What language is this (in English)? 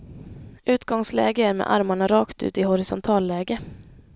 Swedish